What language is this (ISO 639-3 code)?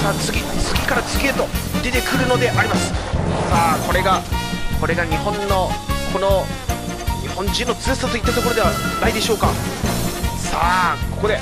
jpn